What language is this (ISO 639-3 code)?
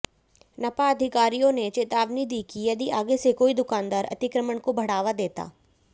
hin